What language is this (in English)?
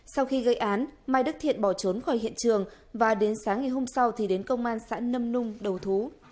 Vietnamese